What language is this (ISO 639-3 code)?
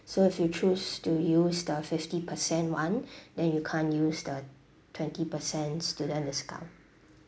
eng